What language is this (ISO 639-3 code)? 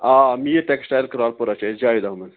kas